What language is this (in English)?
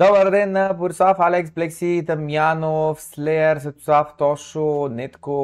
Bulgarian